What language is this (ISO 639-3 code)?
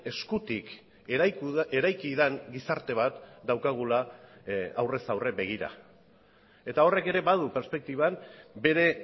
eus